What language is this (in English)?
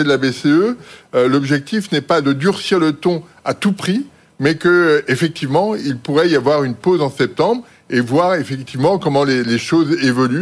French